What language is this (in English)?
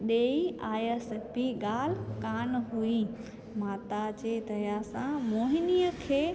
Sindhi